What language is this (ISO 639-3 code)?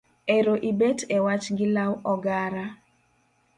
luo